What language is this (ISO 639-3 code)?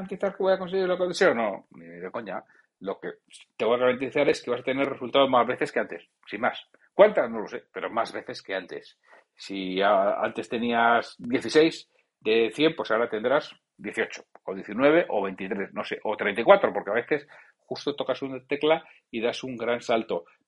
spa